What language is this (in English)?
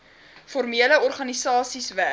Afrikaans